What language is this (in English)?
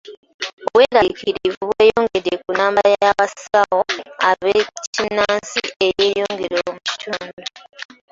Ganda